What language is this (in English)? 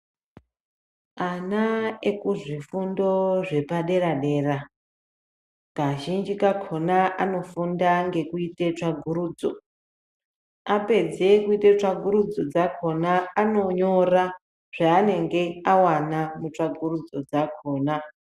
Ndau